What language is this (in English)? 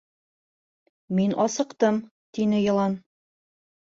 Bashkir